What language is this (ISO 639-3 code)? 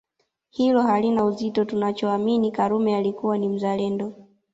swa